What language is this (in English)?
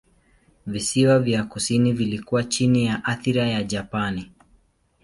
Swahili